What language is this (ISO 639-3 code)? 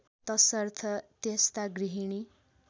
nep